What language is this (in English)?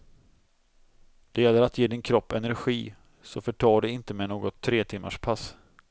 Swedish